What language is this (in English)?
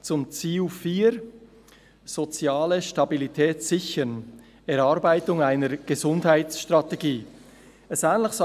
Swiss German